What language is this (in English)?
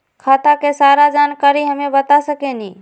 Magahi